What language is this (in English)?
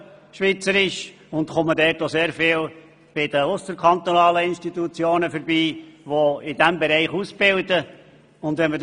Swiss German